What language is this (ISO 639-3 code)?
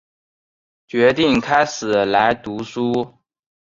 zho